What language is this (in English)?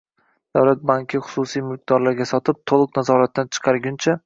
Uzbek